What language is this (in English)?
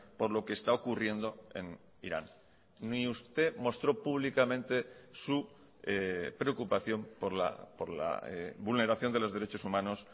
Spanish